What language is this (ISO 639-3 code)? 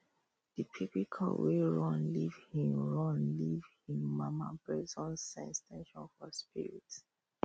pcm